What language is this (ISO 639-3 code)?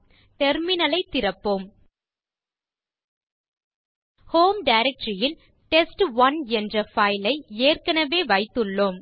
tam